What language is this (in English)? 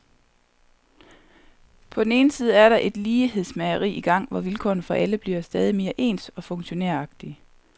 Danish